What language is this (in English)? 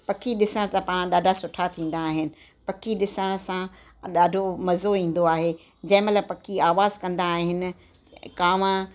Sindhi